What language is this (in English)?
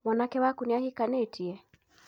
Kikuyu